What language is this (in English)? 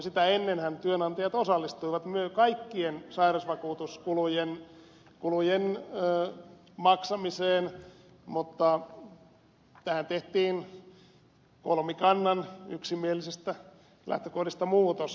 Finnish